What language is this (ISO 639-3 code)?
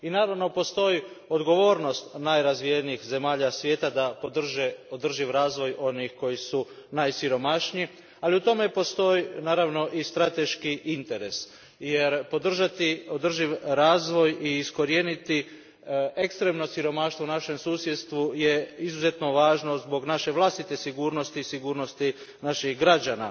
hrv